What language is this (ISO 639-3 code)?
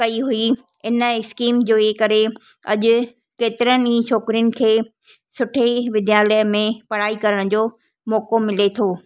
snd